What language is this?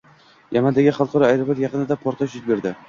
Uzbek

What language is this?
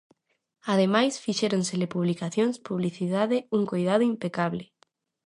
Galician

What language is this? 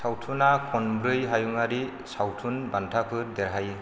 Bodo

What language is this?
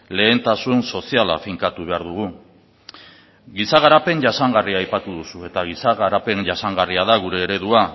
Basque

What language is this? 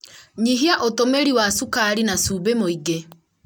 Kikuyu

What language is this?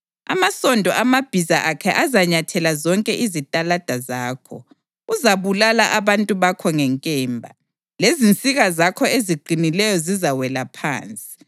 North Ndebele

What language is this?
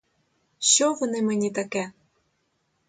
Ukrainian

